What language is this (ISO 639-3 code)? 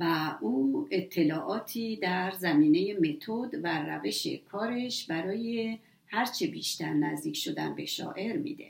fas